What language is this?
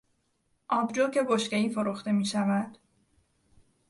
Persian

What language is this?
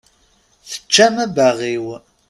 Kabyle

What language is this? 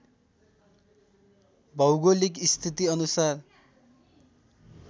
Nepali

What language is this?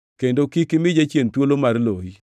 Luo (Kenya and Tanzania)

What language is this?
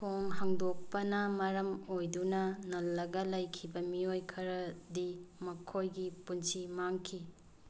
Manipuri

